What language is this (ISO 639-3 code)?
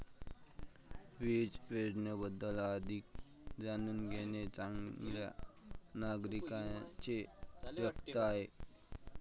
mar